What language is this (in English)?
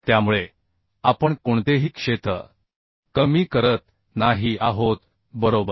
Marathi